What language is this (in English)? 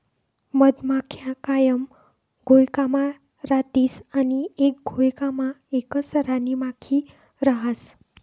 Marathi